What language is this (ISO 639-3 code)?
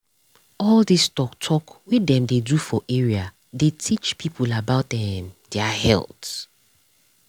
pcm